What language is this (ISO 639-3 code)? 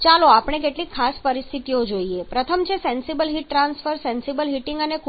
guj